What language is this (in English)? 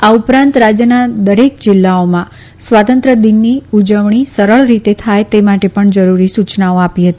Gujarati